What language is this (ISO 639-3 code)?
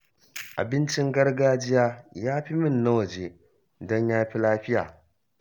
hau